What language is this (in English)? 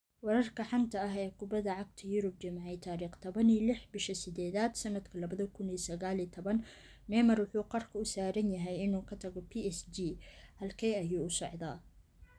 Somali